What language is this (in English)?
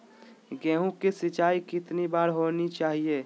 Magahi